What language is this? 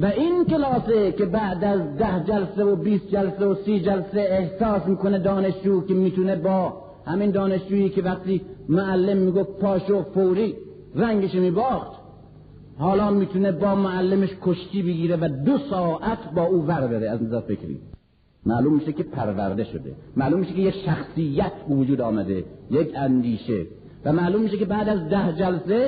Persian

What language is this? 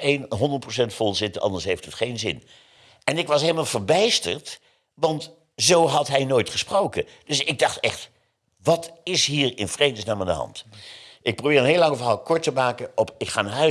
Dutch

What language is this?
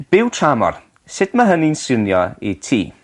Welsh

